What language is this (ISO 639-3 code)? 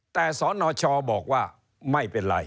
tha